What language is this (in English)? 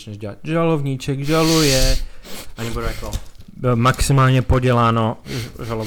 Czech